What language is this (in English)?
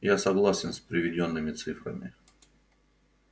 Russian